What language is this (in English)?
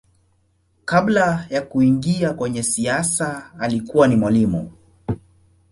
Swahili